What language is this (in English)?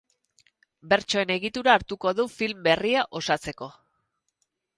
Basque